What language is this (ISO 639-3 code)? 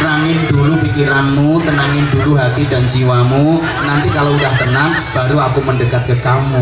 ind